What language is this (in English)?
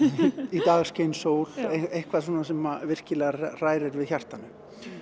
Icelandic